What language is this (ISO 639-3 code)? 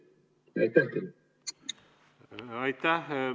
est